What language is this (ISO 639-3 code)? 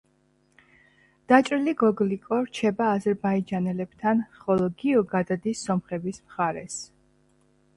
kat